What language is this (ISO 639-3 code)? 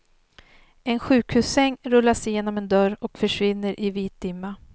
swe